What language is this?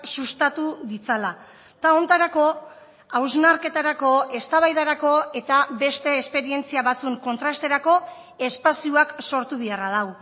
Basque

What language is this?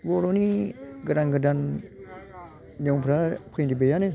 Bodo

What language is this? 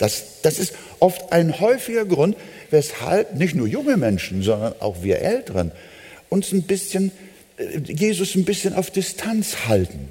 German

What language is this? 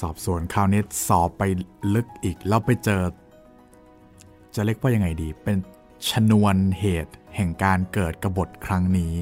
Thai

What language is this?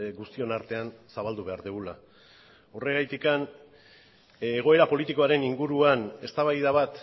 Basque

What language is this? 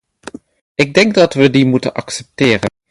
Dutch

